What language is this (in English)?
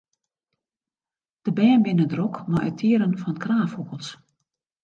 Western Frisian